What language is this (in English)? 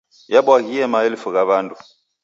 Taita